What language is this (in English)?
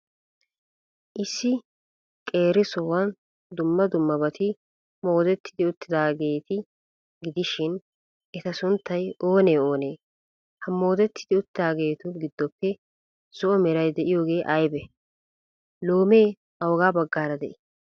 Wolaytta